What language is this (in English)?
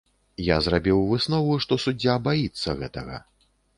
Belarusian